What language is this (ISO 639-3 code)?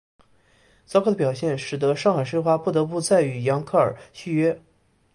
zho